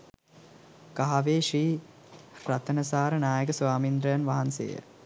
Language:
Sinhala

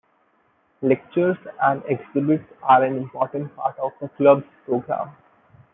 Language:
English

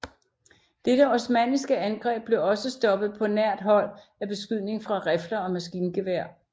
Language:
Danish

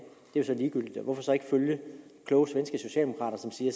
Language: Danish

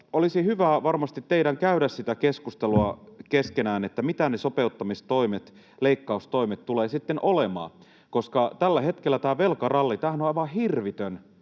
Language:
Finnish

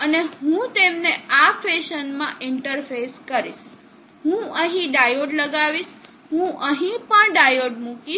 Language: Gujarati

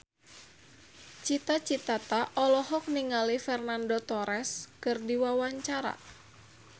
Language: Sundanese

